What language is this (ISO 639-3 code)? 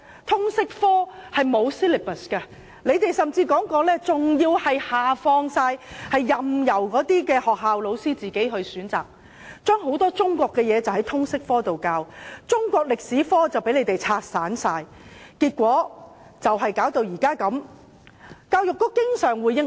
yue